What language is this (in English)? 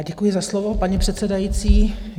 Czech